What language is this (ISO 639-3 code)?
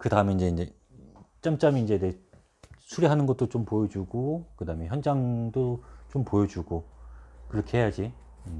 kor